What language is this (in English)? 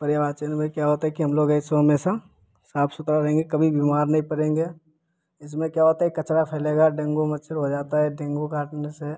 Hindi